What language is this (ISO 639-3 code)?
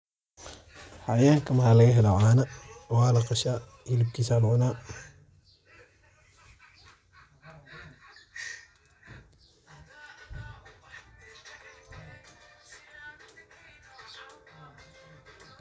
som